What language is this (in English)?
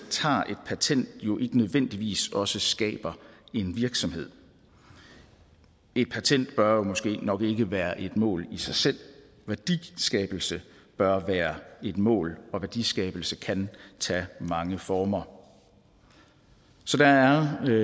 Danish